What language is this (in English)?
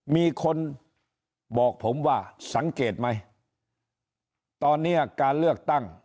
Thai